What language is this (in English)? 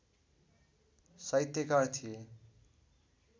Nepali